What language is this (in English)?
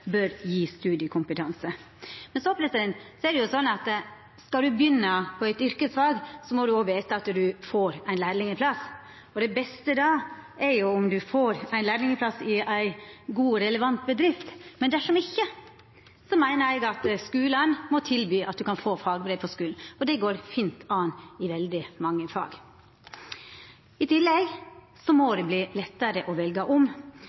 Norwegian Nynorsk